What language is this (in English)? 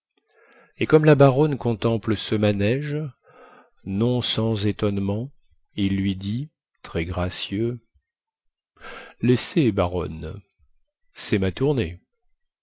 French